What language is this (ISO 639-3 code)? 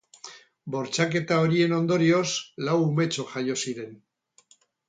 eus